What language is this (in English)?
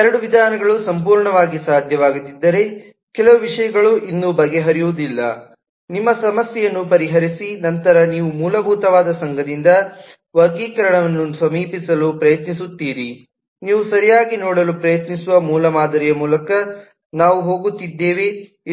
Kannada